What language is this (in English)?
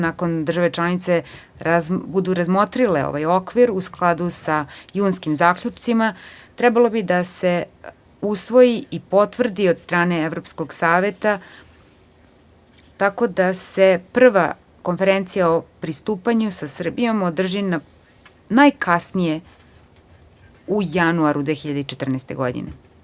Serbian